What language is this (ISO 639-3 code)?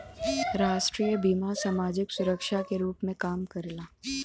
bho